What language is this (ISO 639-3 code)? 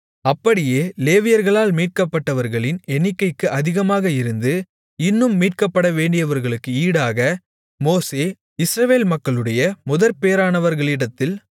tam